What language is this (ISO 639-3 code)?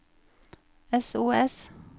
nor